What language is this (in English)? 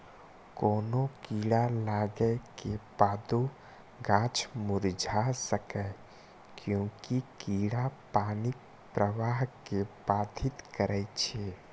Maithili